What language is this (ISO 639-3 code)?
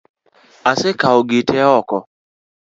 luo